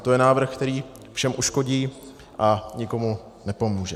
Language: Czech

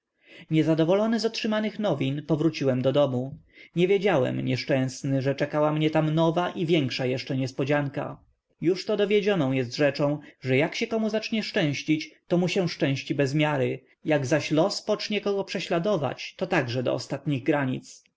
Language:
Polish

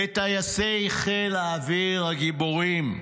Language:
Hebrew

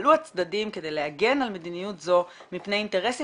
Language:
Hebrew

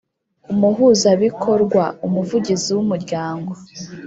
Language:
Kinyarwanda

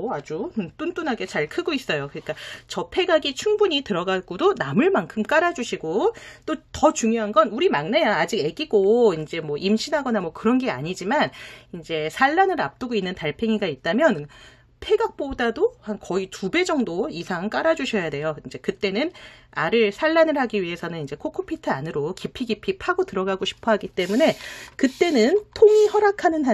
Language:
Korean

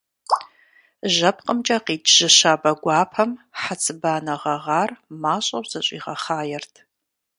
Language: Kabardian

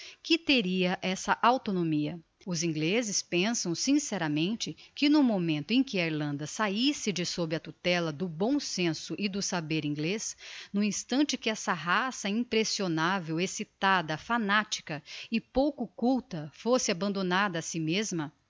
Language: Portuguese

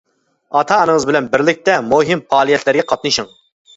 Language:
Uyghur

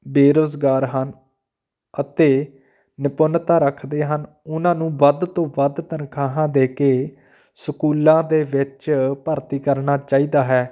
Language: Punjabi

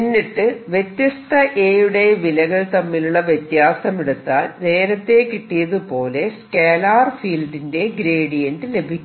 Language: Malayalam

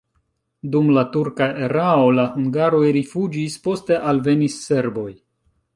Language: Esperanto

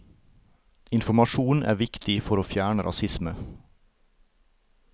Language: Norwegian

